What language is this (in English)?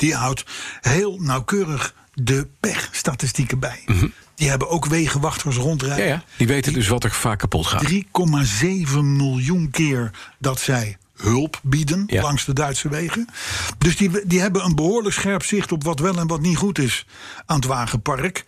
Dutch